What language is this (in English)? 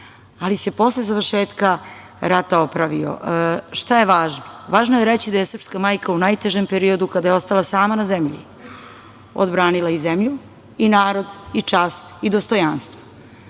Serbian